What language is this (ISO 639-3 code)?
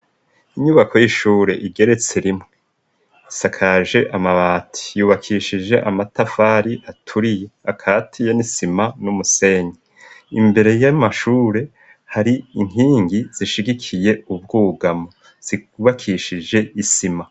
run